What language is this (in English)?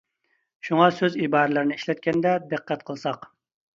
Uyghur